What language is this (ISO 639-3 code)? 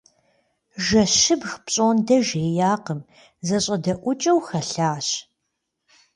kbd